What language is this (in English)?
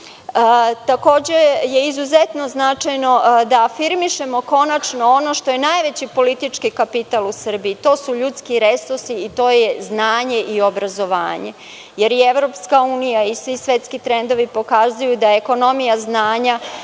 Serbian